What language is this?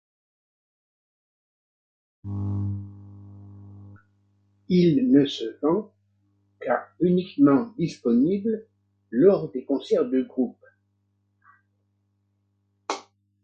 French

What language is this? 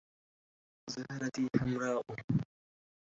Arabic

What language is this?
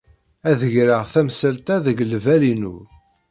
Kabyle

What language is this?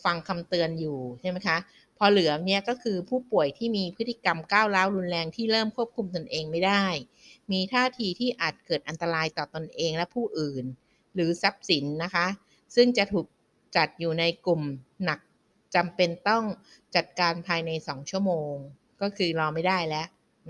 Thai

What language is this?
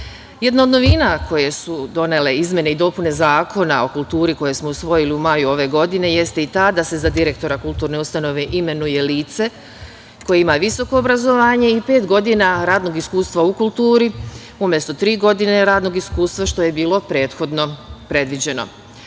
Serbian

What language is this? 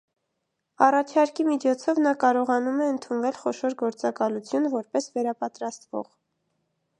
Armenian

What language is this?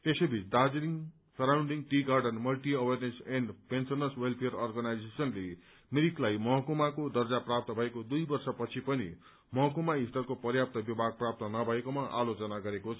Nepali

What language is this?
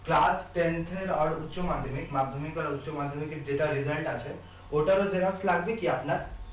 Bangla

